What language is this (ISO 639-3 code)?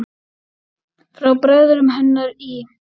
isl